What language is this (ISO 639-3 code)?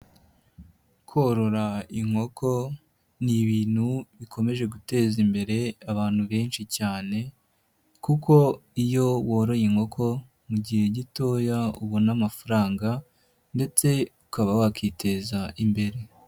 kin